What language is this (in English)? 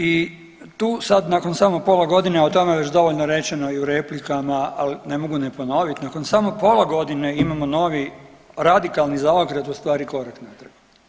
Croatian